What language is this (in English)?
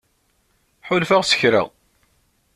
Kabyle